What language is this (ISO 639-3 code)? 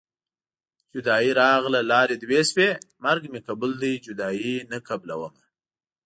pus